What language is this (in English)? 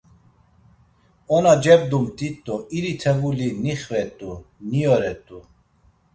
Laz